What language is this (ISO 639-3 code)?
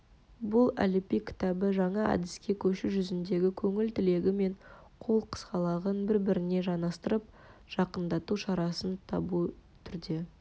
kaz